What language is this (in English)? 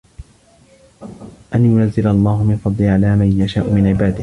Arabic